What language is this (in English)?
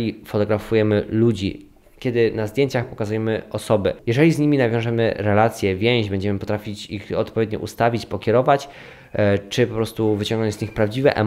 Polish